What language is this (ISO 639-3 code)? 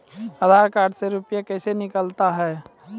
mai